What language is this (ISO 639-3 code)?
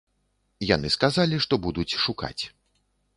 bel